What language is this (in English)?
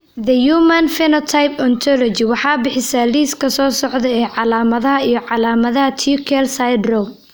Somali